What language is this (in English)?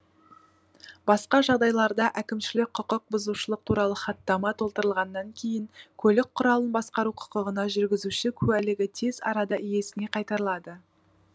Kazakh